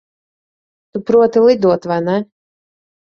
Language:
Latvian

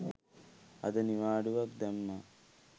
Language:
Sinhala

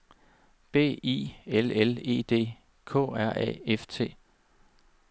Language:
Danish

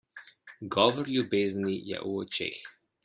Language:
Slovenian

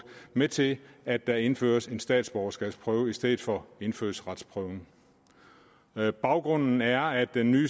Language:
Danish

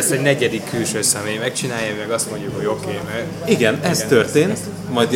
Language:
Hungarian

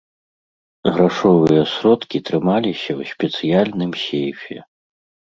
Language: Belarusian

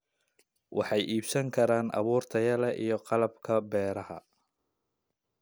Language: Somali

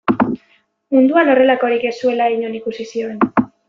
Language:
Basque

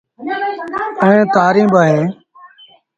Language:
Sindhi Bhil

